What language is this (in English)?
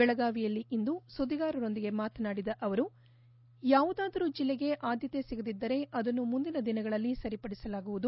Kannada